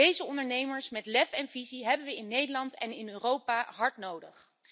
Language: Dutch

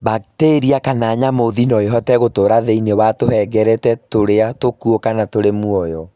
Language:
Kikuyu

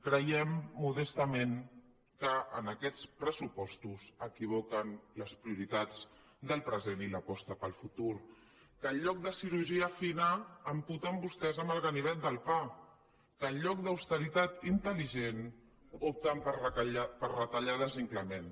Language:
Catalan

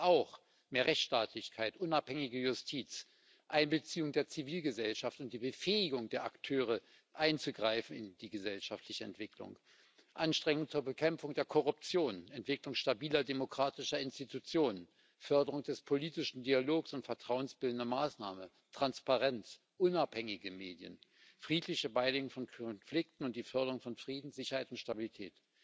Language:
German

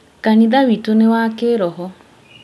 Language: Kikuyu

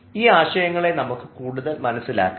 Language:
Malayalam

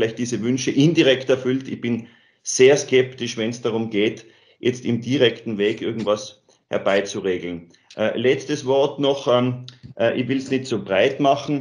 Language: German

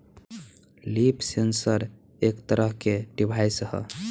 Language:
Bhojpuri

